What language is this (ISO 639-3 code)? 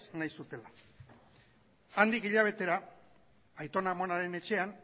eus